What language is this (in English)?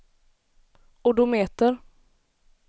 Swedish